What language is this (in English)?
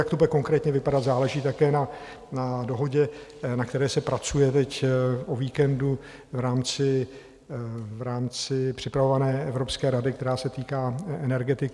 Czech